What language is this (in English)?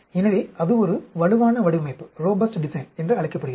Tamil